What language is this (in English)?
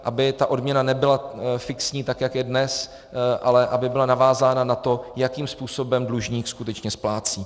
Czech